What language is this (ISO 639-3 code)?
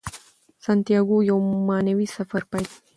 pus